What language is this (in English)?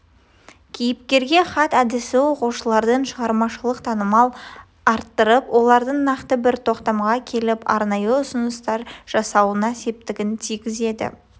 Kazakh